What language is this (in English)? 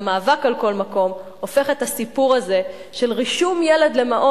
Hebrew